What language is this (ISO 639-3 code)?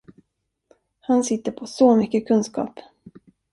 swe